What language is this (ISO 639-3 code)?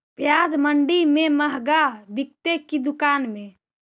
mag